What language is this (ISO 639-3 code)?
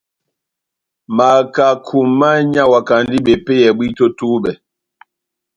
bnm